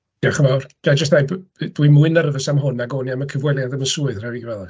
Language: Welsh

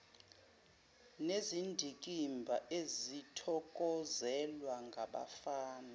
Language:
Zulu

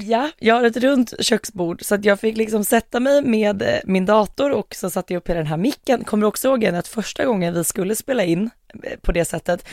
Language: Swedish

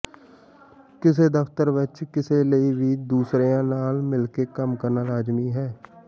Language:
Punjabi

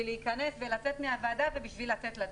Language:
Hebrew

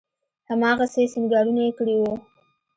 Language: Pashto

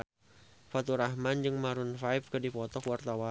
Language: Sundanese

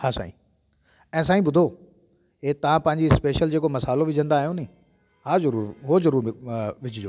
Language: Sindhi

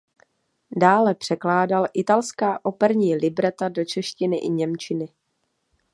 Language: Czech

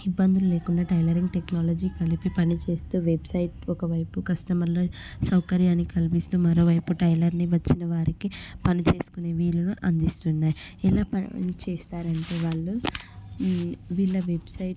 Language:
Telugu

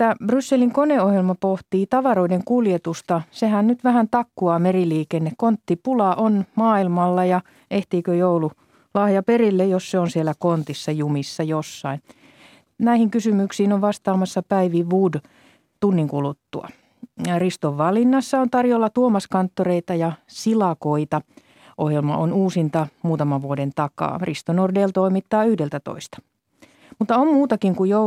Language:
Finnish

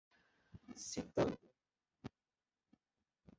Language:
Portuguese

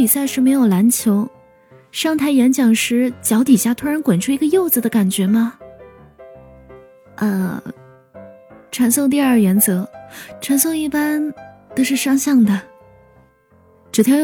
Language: Chinese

